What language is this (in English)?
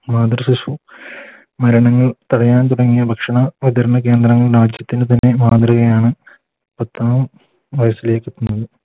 Malayalam